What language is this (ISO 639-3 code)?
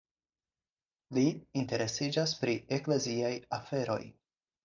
epo